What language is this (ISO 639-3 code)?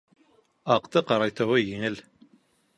bak